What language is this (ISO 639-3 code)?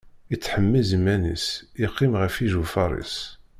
kab